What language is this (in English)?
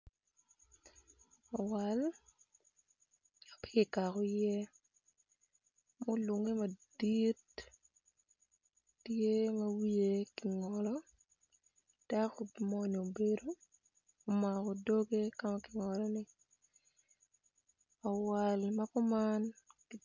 Acoli